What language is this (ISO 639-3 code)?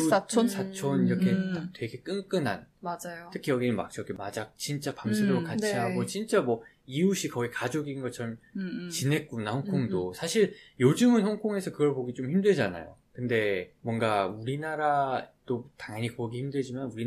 kor